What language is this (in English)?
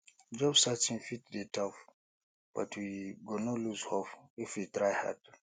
Nigerian Pidgin